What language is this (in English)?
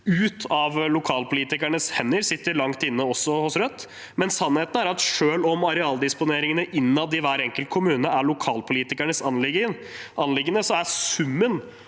Norwegian